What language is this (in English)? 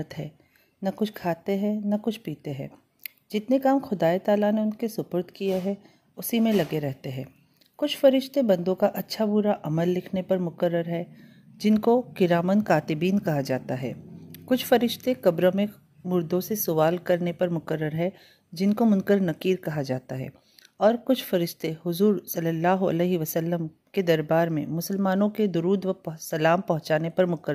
Urdu